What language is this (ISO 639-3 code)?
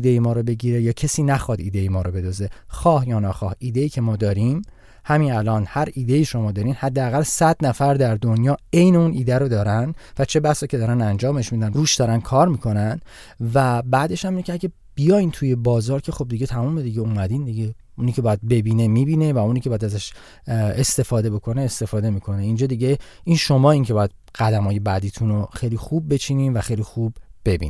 fas